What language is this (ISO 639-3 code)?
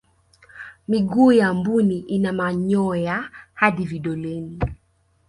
swa